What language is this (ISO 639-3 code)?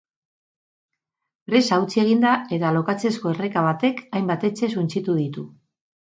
eus